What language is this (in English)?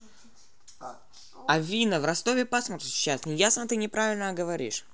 Russian